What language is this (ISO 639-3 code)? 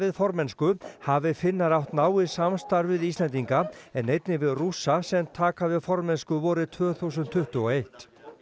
isl